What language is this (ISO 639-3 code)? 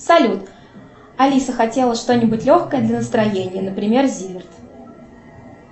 rus